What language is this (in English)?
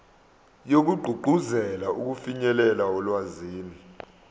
Zulu